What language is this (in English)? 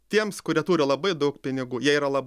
Lithuanian